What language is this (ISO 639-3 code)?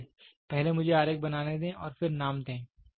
hin